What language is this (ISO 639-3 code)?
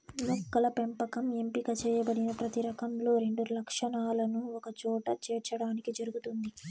tel